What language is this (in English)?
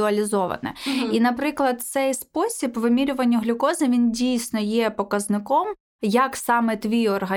Ukrainian